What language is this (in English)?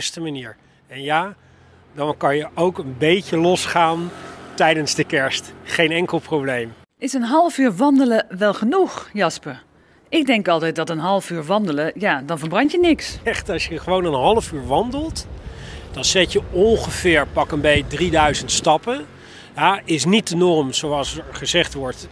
Dutch